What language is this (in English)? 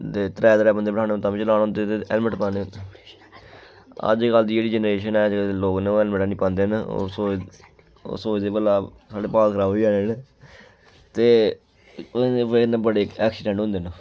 Dogri